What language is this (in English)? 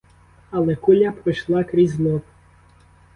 Ukrainian